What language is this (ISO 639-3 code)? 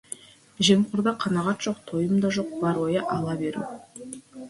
kaz